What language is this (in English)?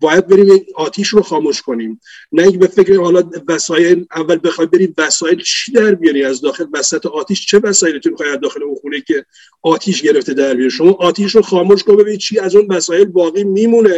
Persian